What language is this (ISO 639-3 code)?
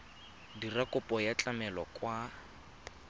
tsn